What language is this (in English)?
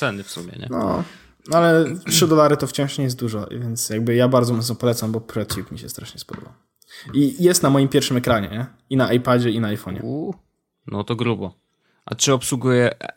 Polish